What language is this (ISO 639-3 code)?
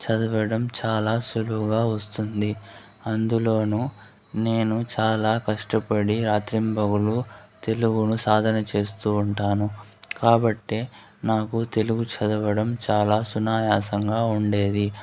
tel